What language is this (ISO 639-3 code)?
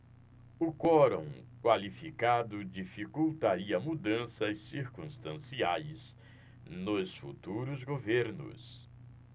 por